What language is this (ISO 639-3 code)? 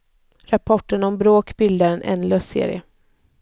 swe